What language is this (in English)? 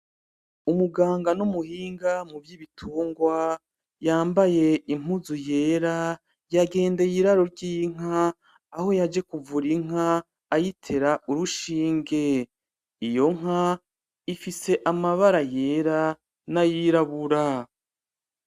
Rundi